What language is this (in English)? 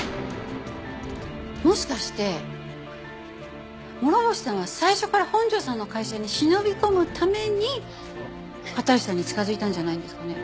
Japanese